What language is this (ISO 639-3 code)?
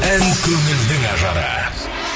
kaz